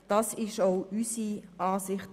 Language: Swiss German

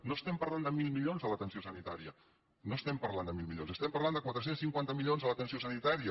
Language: Catalan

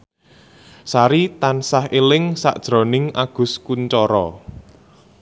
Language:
Javanese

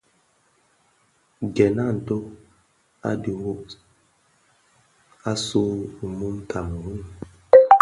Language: Bafia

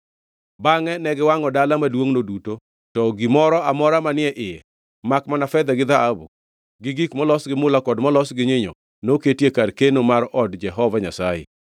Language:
Luo (Kenya and Tanzania)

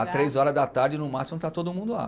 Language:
Portuguese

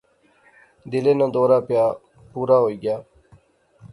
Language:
Pahari-Potwari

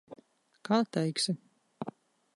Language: Latvian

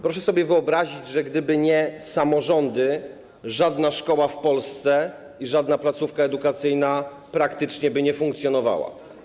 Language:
Polish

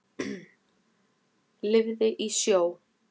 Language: Icelandic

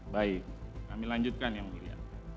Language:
Indonesian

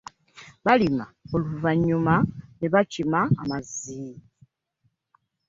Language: Ganda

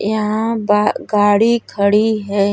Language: Bhojpuri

